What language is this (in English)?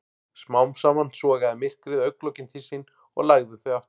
Icelandic